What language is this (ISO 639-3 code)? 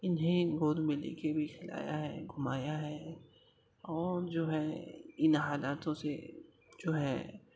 urd